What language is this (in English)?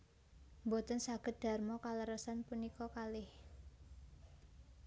Javanese